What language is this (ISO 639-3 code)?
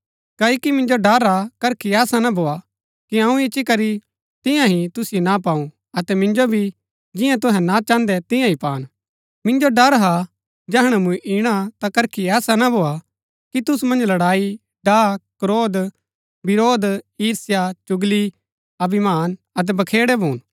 gbk